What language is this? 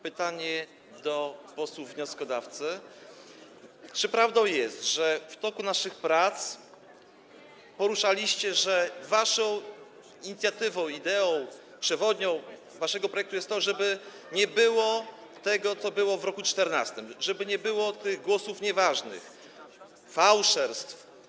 Polish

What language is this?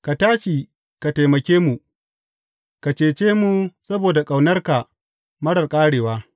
Hausa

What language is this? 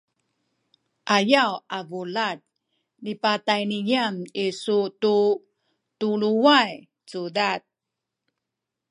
Sakizaya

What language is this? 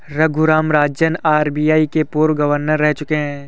Hindi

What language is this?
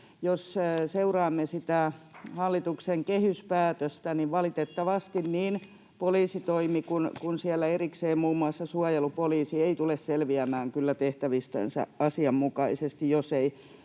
Finnish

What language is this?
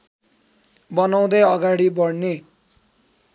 Nepali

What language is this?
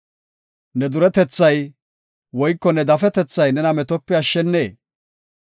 Gofa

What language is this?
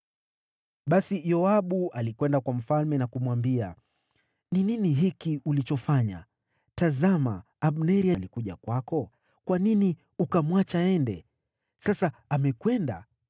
Swahili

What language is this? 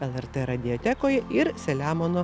Lithuanian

